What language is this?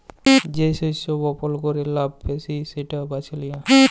Bangla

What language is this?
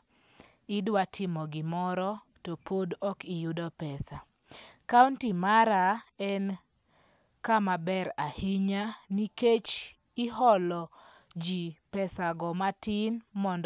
Luo (Kenya and Tanzania)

